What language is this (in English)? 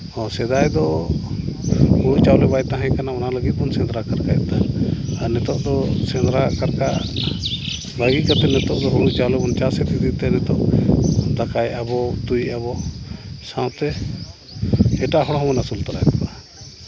Santali